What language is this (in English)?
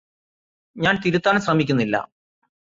Malayalam